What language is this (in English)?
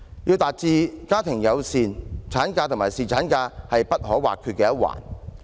Cantonese